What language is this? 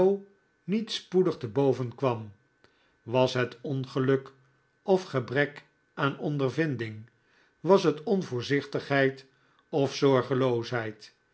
Dutch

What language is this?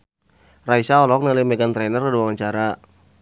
Sundanese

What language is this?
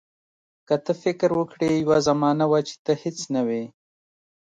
Pashto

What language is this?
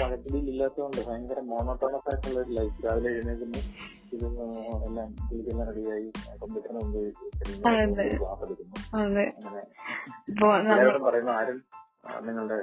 Malayalam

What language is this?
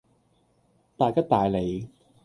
Cantonese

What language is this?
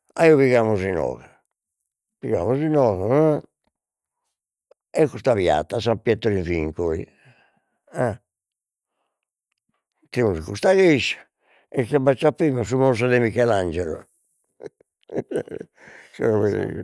Sardinian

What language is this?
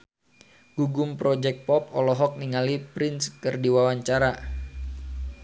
Sundanese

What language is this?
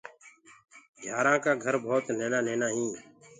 Gurgula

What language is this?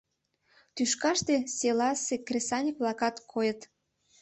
Mari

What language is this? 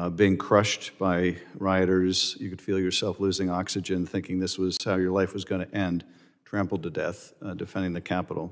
English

